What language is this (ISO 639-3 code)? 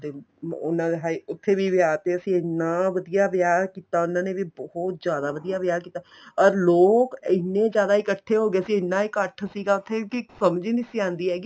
pan